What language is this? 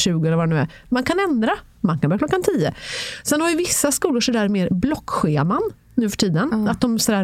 Swedish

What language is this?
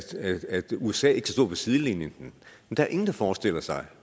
Danish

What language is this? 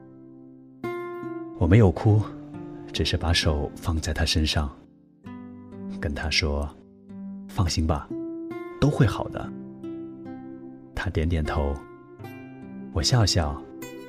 Chinese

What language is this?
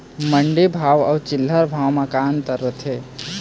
Chhattisgarhi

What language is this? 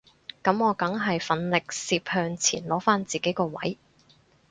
Cantonese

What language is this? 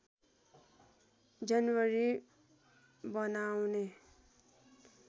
Nepali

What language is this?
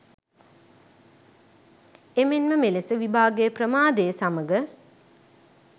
Sinhala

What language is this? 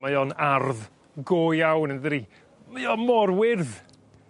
Welsh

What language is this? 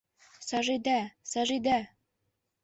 Bashkir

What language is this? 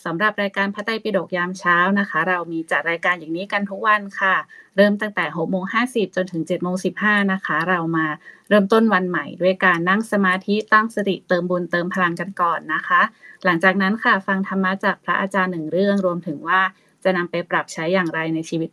Thai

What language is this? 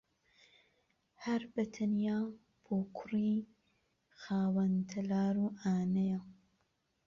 Central Kurdish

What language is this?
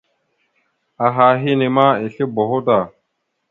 Mada (Cameroon)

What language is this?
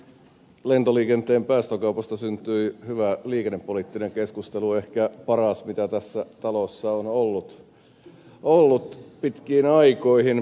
Finnish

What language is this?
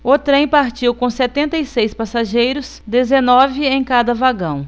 Portuguese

